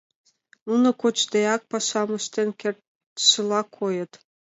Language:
Mari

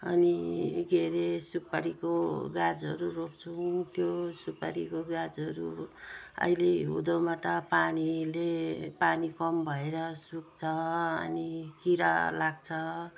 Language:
Nepali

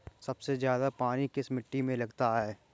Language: Hindi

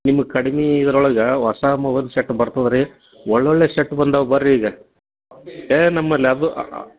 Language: Kannada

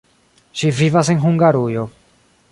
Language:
Esperanto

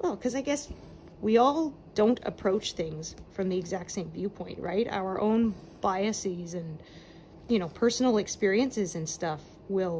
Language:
English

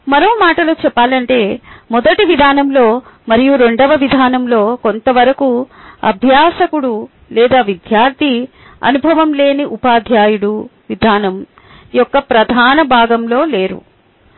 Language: Telugu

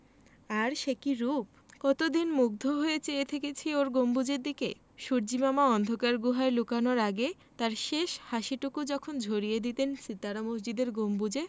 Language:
Bangla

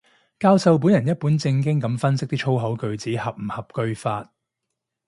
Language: Cantonese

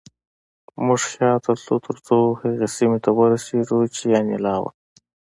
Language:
Pashto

